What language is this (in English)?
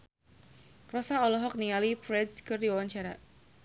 Sundanese